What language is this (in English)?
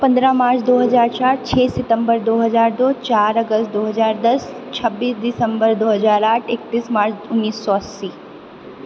Maithili